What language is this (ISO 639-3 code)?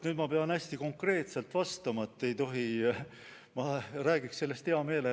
est